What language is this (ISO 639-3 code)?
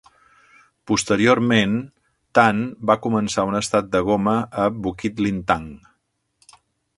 cat